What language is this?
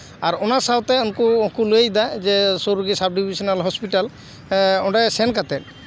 Santali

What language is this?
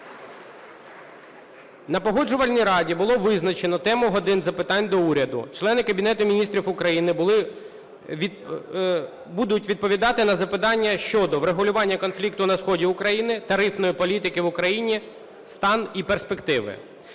Ukrainian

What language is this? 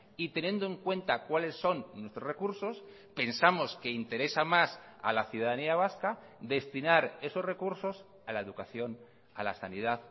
Spanish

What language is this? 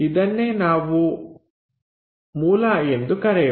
Kannada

